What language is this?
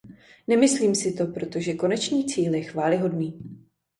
Czech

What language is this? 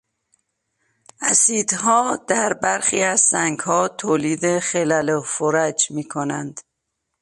Persian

